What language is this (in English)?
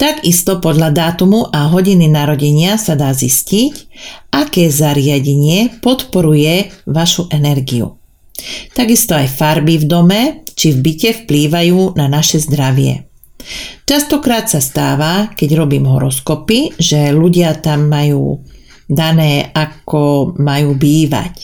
Slovak